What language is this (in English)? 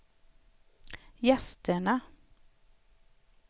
Swedish